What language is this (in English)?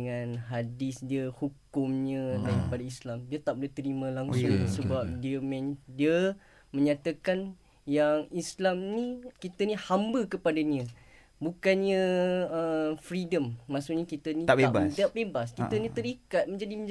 Malay